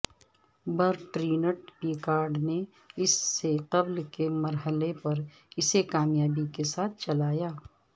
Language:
Urdu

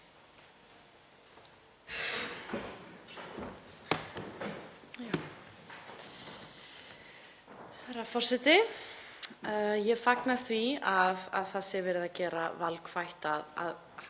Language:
Icelandic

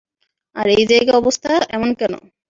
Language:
Bangla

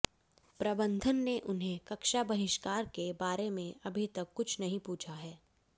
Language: Hindi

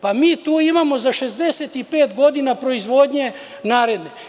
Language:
Serbian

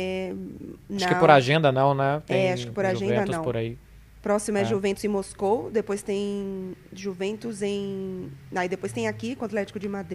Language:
Portuguese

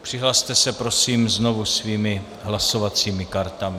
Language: Czech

